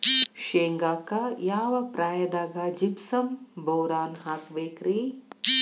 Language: Kannada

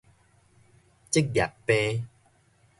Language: Min Nan Chinese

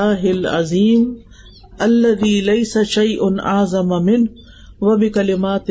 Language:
Urdu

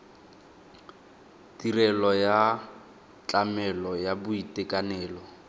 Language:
Tswana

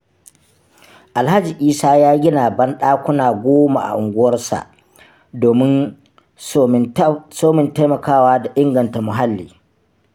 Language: Hausa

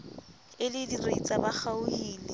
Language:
Southern Sotho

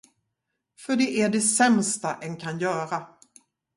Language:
Swedish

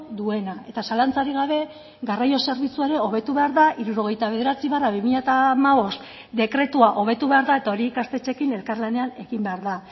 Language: Basque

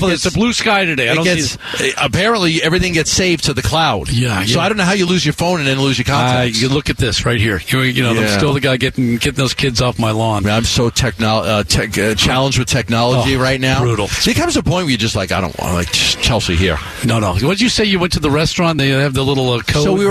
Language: English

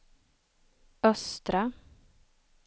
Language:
Swedish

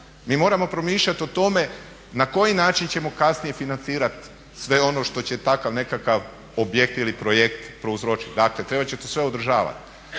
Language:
Croatian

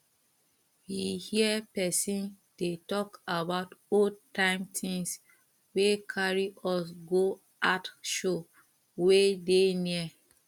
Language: Nigerian Pidgin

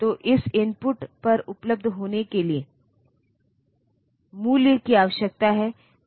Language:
Hindi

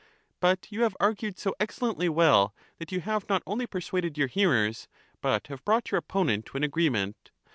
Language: English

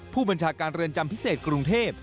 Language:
Thai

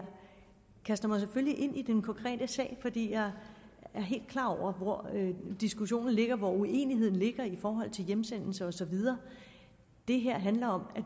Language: Danish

